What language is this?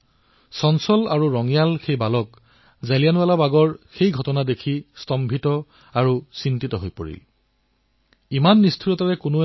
Assamese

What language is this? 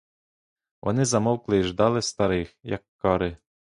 Ukrainian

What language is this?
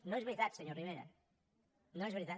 Catalan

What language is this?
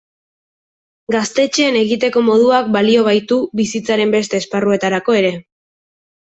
Basque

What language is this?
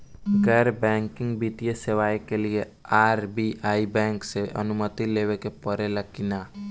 Bhojpuri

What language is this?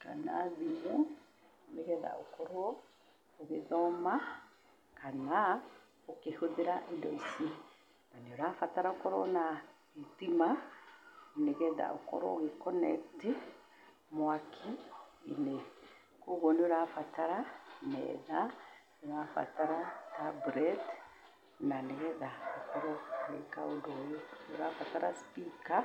Kikuyu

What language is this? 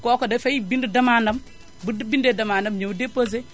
Wolof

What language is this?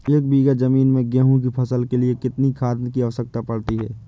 Hindi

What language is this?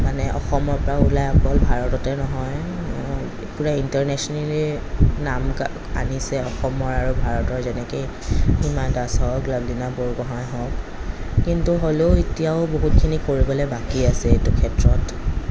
Assamese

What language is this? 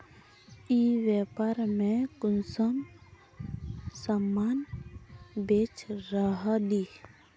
Magahi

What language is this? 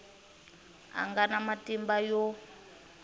Tsonga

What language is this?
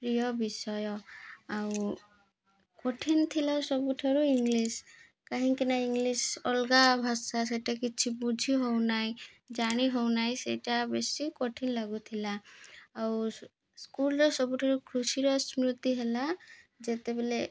Odia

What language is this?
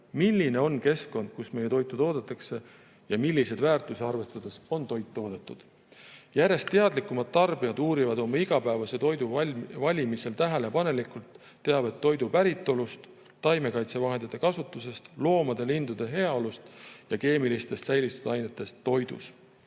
Estonian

